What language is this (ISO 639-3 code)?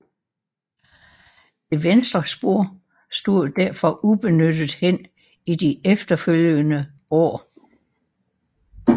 dan